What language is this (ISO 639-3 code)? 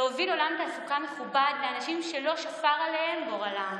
heb